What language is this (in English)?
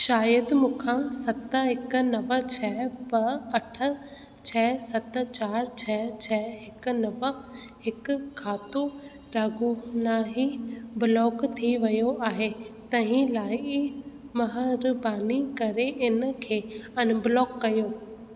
Sindhi